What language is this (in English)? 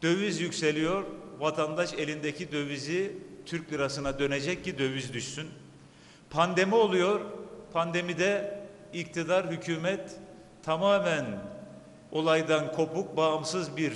Turkish